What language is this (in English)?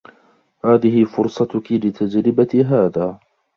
Arabic